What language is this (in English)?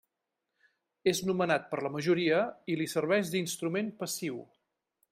Catalan